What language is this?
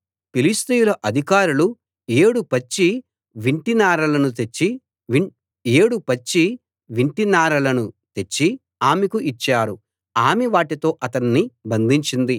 Telugu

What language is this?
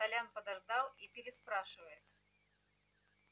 Russian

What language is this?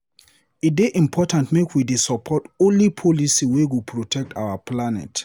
Nigerian Pidgin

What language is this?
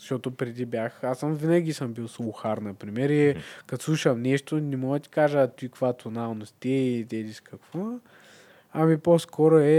Bulgarian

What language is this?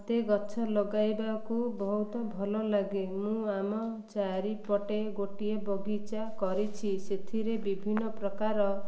Odia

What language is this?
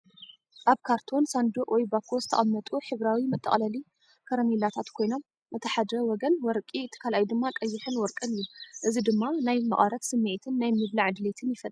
Tigrinya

